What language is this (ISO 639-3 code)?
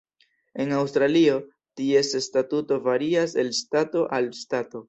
epo